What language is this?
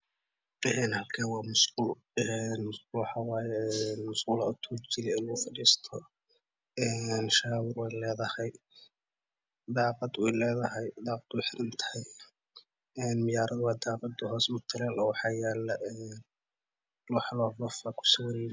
Somali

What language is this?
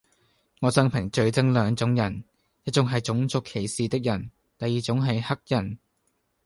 Cantonese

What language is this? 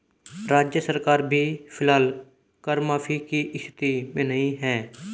Hindi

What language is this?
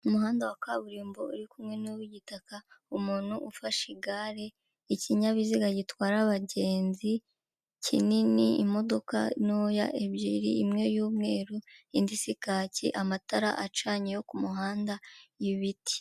Kinyarwanda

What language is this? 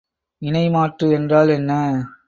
Tamil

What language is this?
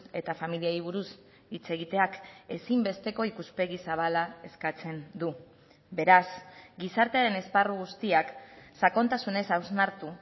Basque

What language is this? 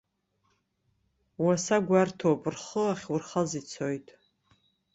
Abkhazian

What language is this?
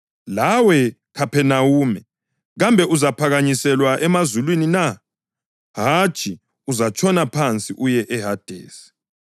North Ndebele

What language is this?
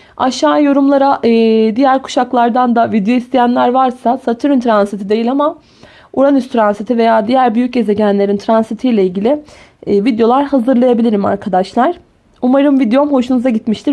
Turkish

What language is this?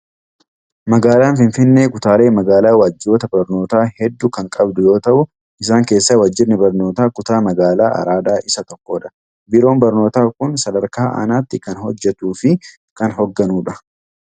Oromo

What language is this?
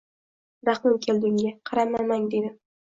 Uzbek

